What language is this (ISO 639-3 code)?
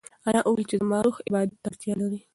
pus